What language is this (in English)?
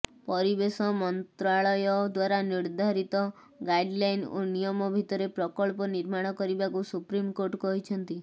Odia